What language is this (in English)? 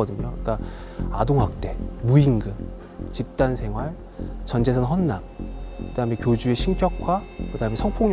Korean